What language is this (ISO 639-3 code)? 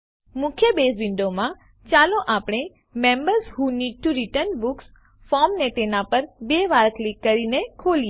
guj